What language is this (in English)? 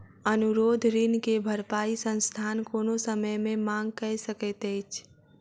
Maithili